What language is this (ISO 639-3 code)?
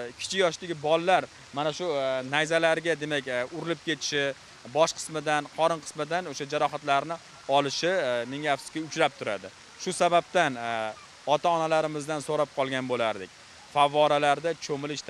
rus